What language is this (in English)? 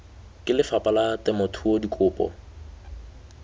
Tswana